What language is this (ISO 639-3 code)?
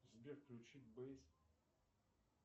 rus